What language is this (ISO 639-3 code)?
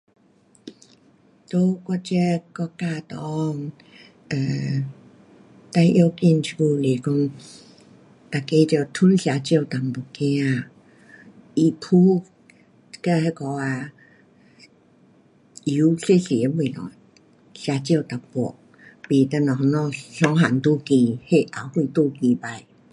cpx